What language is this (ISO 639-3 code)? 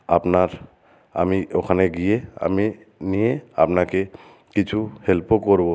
ben